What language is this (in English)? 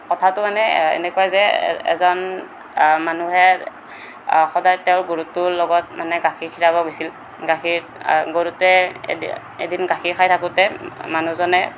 Assamese